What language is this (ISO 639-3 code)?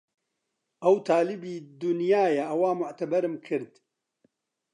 ckb